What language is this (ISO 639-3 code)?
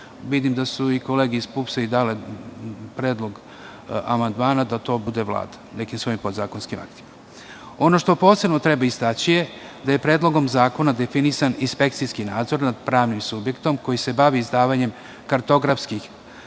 srp